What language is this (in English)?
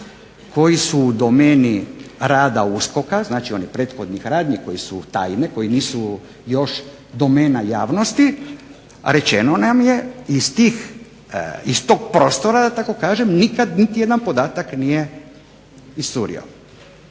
Croatian